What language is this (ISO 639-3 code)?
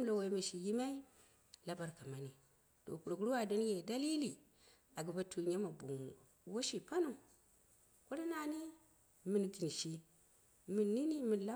kna